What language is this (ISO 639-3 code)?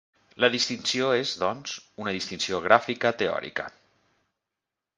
cat